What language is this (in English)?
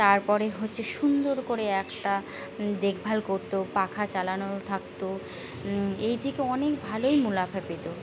Bangla